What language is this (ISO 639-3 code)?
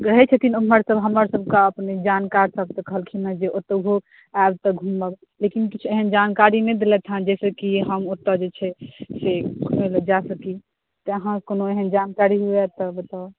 mai